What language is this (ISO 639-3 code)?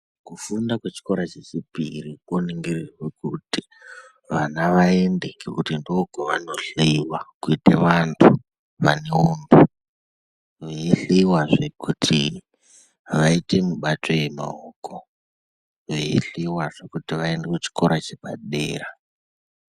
ndc